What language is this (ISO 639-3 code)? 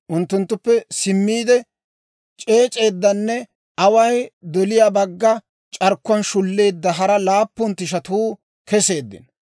dwr